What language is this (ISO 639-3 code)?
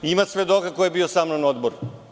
srp